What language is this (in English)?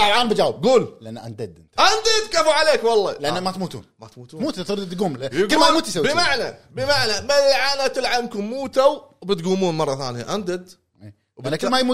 Arabic